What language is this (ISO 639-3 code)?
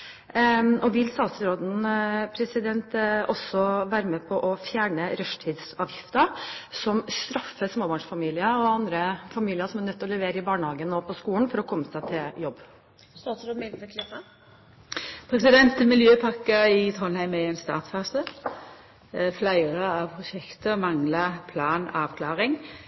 nor